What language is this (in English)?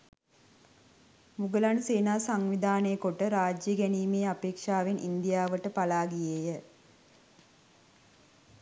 Sinhala